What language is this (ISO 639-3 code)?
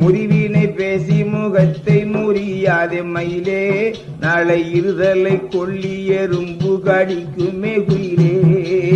tam